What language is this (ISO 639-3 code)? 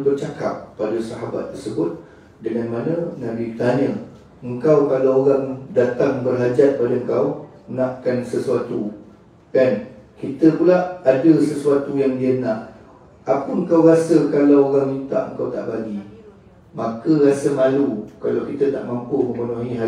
msa